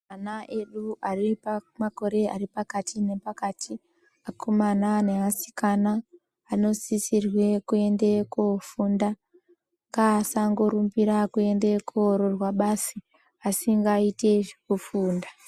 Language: Ndau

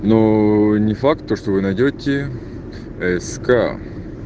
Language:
Russian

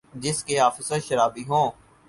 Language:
Urdu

